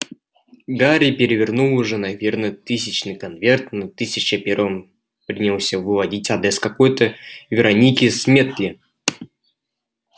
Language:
Russian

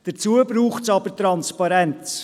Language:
Swiss German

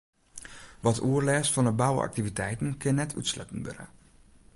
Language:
Western Frisian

